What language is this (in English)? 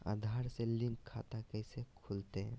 Magahi